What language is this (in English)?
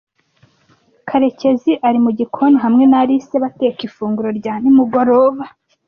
Kinyarwanda